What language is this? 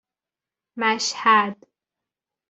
Persian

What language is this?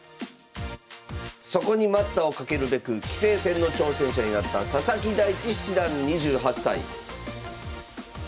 Japanese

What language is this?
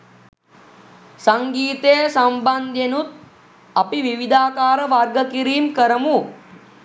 Sinhala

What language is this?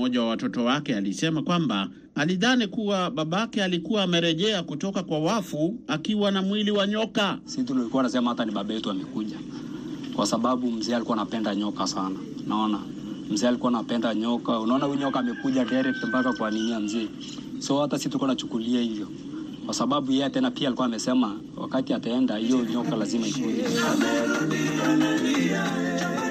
Swahili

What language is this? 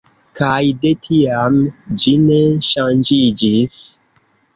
Esperanto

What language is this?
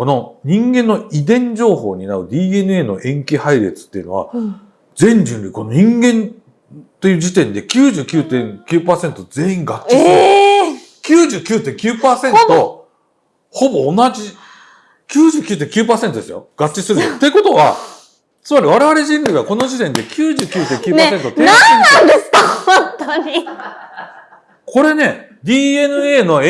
Japanese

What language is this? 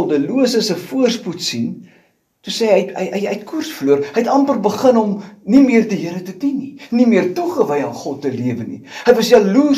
Dutch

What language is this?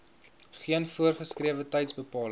Afrikaans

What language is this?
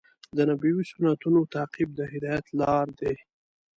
Pashto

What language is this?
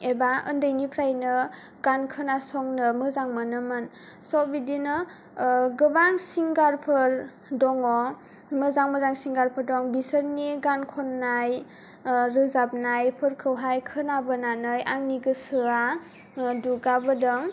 Bodo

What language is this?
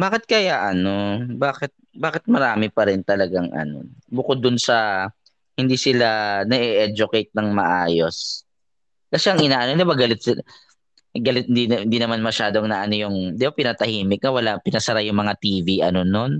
Filipino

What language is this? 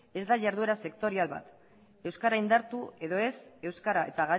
Basque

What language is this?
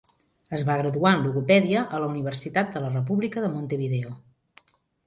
Catalan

